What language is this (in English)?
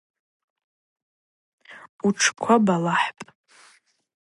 Abaza